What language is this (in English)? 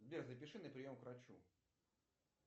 Russian